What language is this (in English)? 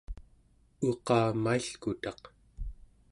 Central Yupik